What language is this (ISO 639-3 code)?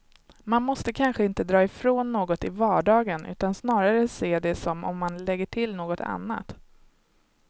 swe